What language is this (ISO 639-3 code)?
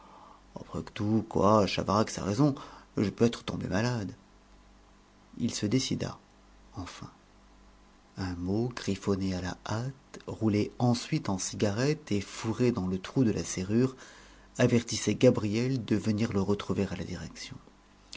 fra